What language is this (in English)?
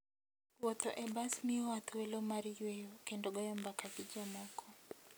Luo (Kenya and Tanzania)